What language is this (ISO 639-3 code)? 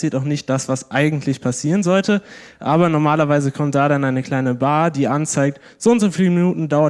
deu